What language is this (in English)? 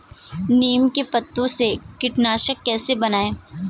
Hindi